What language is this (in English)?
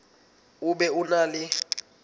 Southern Sotho